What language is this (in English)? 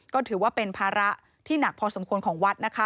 Thai